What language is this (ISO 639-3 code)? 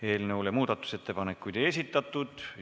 est